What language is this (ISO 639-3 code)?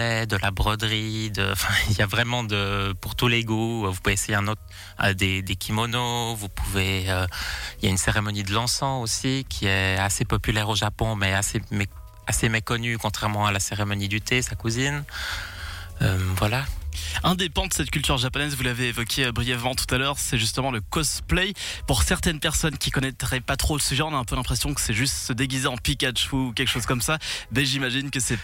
fra